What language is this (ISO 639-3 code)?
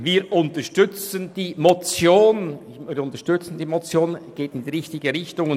gsw